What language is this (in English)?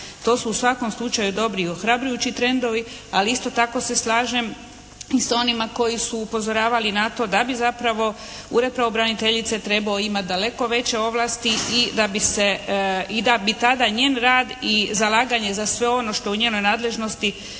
Croatian